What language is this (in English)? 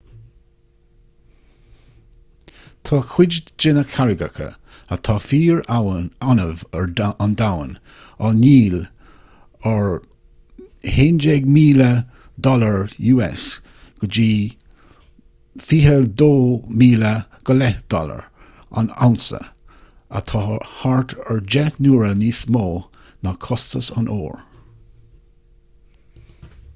Irish